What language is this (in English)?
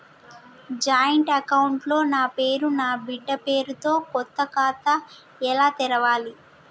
Telugu